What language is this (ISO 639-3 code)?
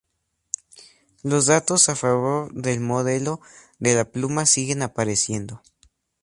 spa